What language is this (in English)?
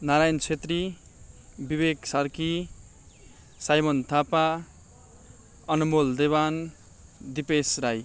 Nepali